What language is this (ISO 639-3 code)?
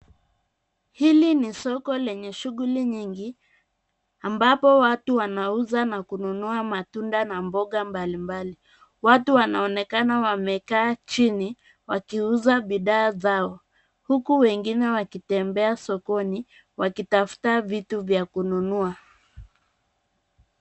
swa